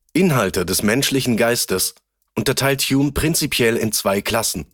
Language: German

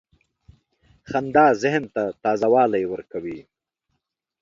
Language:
Pashto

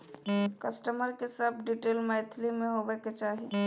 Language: Maithili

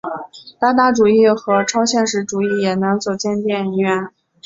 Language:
Chinese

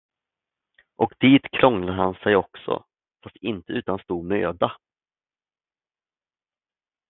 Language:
Swedish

